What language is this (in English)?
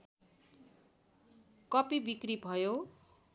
Nepali